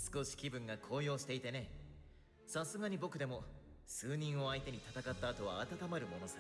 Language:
Japanese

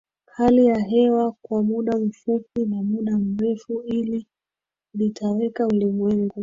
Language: Swahili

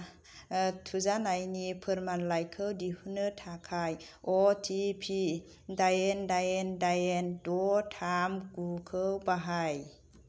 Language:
Bodo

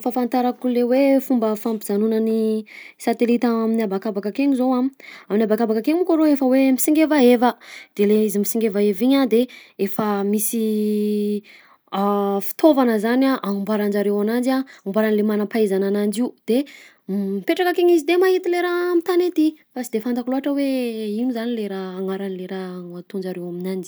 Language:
Southern Betsimisaraka Malagasy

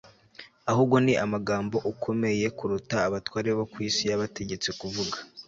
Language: Kinyarwanda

